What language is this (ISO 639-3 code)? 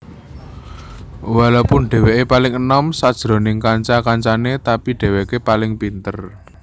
jav